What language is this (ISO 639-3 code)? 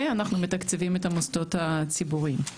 heb